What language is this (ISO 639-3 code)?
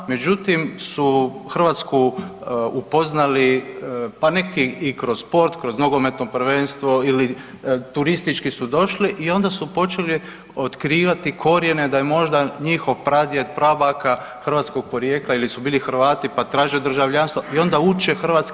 hrv